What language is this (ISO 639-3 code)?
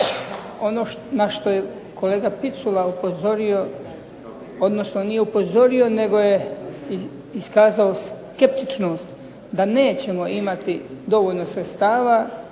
hrv